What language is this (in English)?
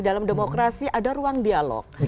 Indonesian